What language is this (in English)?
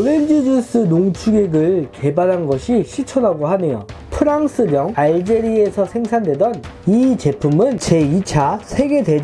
Korean